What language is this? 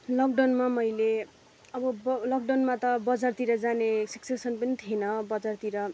Nepali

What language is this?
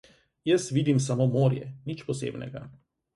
Slovenian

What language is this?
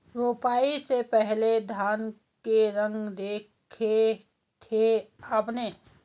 Hindi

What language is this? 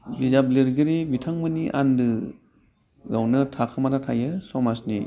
Bodo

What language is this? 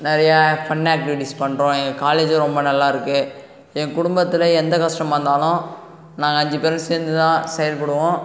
Tamil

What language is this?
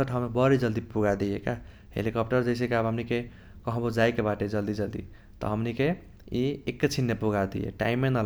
Kochila Tharu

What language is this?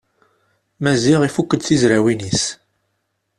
Kabyle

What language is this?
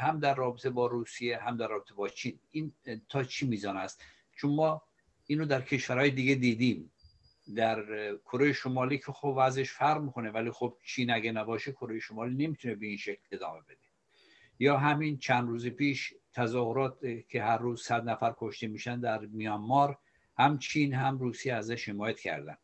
Persian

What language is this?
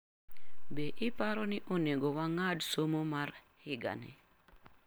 Luo (Kenya and Tanzania)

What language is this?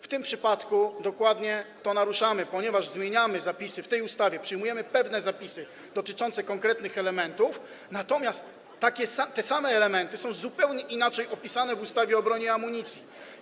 Polish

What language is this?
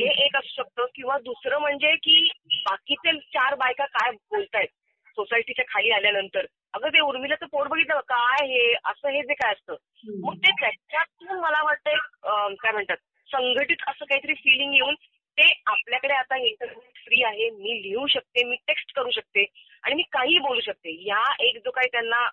Marathi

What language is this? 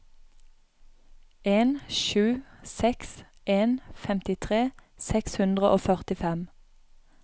Norwegian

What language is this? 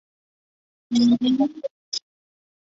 Chinese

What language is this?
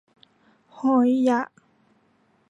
Thai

